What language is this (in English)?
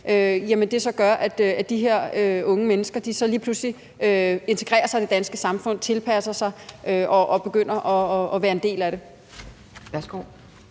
Danish